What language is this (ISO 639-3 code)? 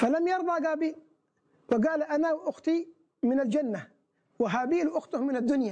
ara